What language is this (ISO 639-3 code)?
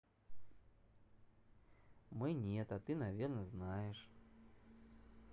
rus